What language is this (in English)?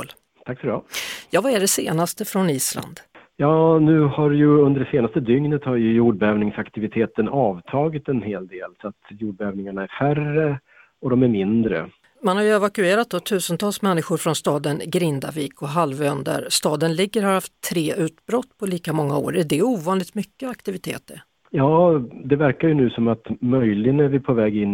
Swedish